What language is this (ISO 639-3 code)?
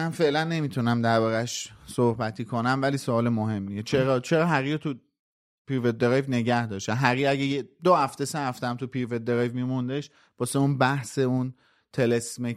fas